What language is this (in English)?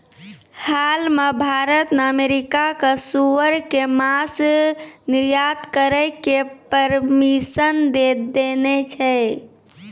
Maithili